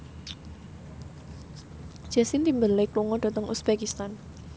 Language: Javanese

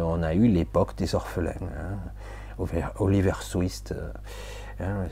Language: French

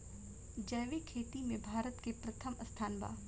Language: Bhojpuri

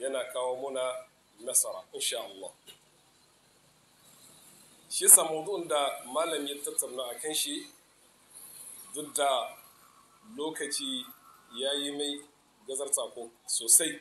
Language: Arabic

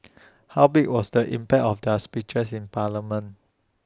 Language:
English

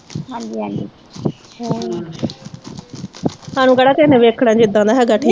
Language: Punjabi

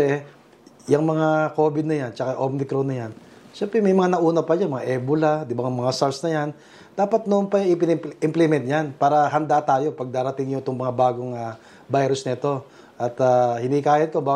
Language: Filipino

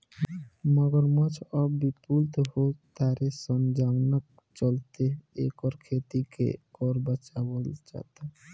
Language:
Bhojpuri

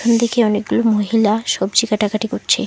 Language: Bangla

